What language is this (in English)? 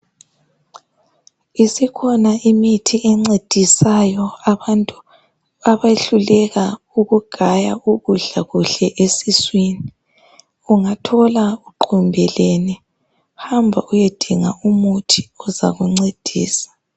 North Ndebele